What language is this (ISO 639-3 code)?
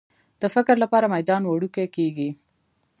pus